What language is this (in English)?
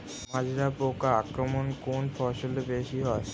Bangla